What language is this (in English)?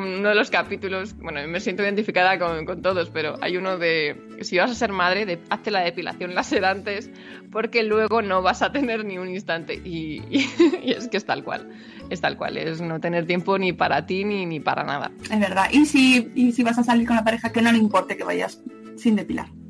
Spanish